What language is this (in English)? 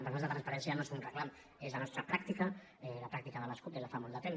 Catalan